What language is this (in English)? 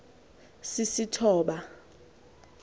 Xhosa